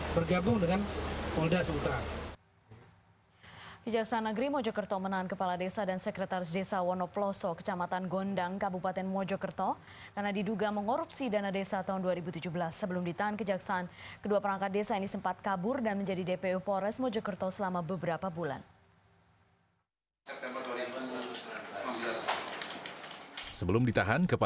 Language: Indonesian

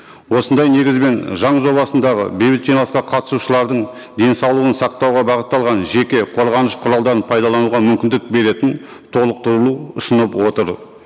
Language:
Kazakh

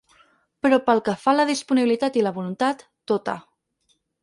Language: Catalan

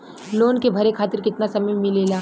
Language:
Bhojpuri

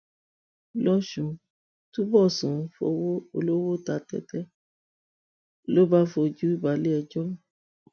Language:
Yoruba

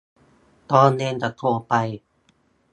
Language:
Thai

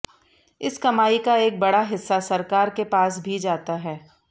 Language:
Hindi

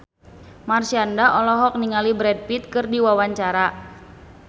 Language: Sundanese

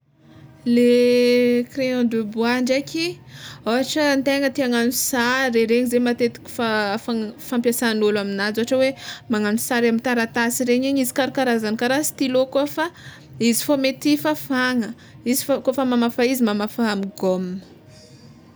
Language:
Tsimihety Malagasy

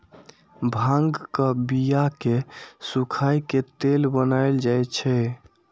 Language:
Maithili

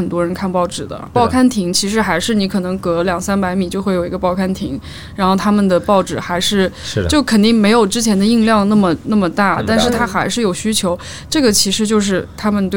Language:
Chinese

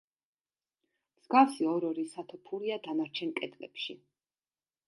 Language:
Georgian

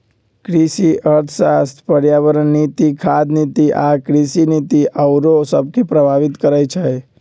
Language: Magahi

